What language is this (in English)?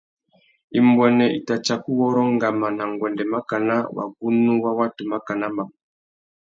Tuki